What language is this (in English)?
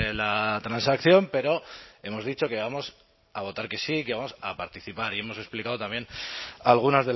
Spanish